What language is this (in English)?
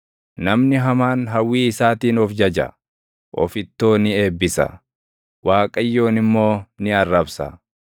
Oromo